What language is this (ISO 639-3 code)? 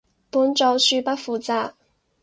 yue